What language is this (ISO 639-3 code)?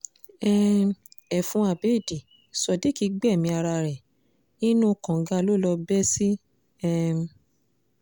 yor